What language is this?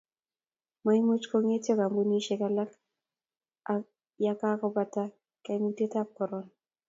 Kalenjin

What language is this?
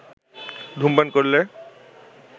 Bangla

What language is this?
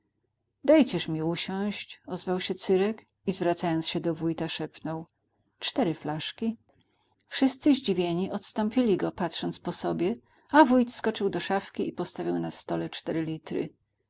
Polish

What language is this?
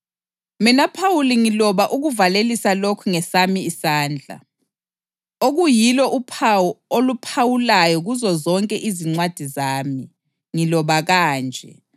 North Ndebele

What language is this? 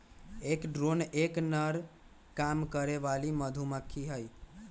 Magahi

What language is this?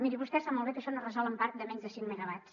Catalan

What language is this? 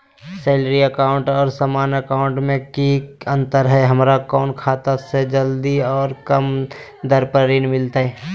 Magahi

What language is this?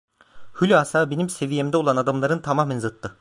Turkish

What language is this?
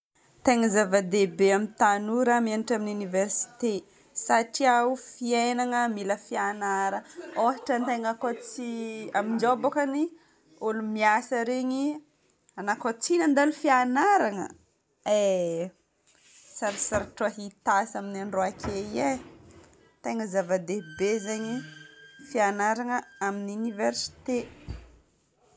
Northern Betsimisaraka Malagasy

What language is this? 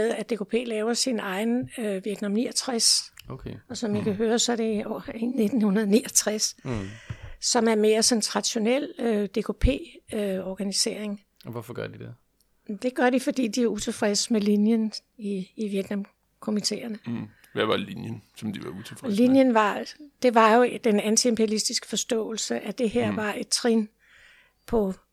Danish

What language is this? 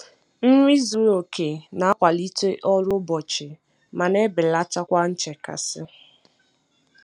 Igbo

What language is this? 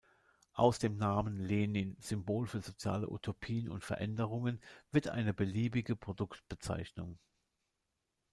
German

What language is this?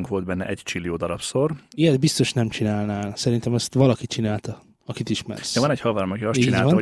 Hungarian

